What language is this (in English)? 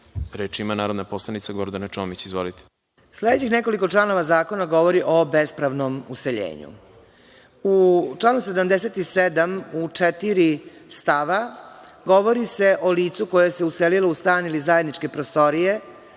Serbian